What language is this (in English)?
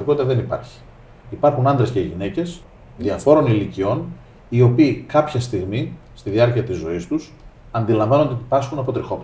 Greek